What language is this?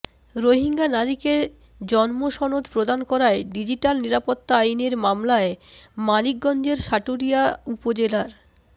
Bangla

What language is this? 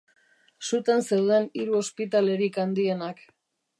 Basque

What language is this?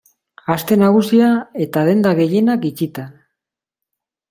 Basque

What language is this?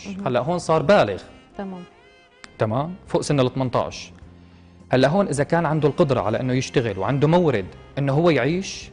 Arabic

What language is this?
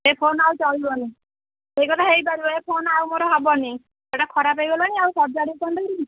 Odia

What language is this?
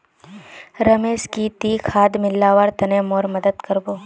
Magahi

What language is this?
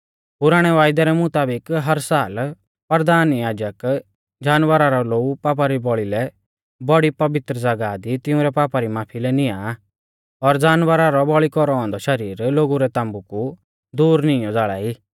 Mahasu Pahari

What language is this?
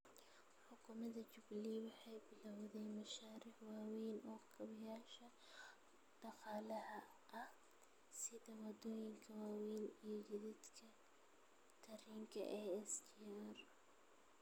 Somali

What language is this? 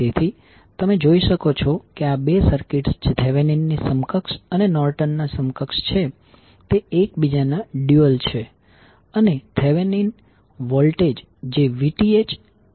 Gujarati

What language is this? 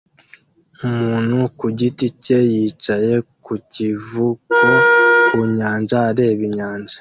Kinyarwanda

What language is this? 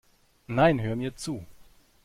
German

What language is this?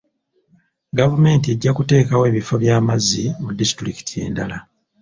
Ganda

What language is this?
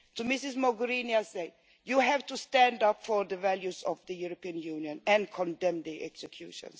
English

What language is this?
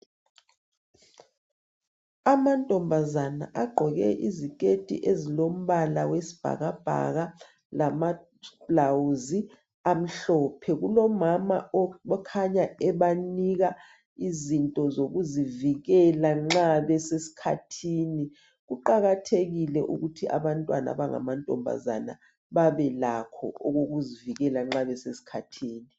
North Ndebele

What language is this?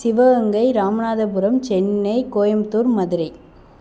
Tamil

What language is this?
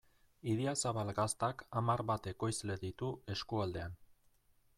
Basque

